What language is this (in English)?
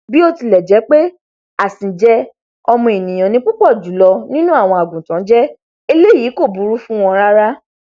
Yoruba